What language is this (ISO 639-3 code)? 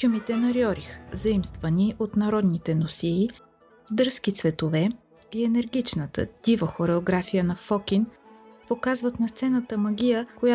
bul